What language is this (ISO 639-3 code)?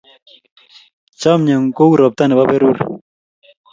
kln